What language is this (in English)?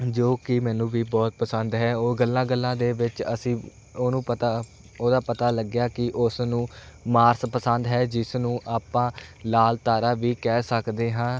Punjabi